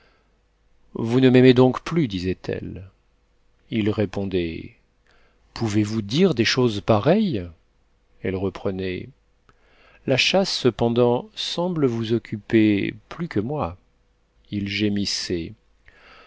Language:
French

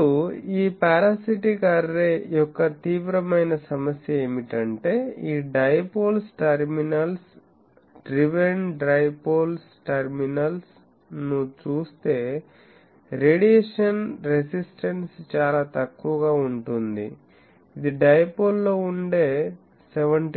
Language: Telugu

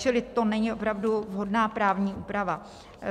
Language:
Czech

